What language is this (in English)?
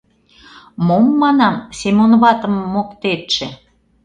Mari